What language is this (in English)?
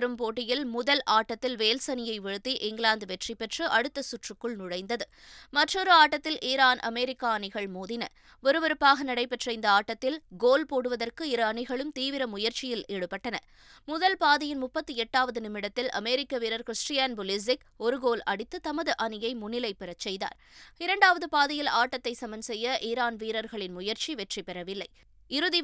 Tamil